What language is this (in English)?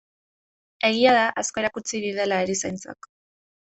Basque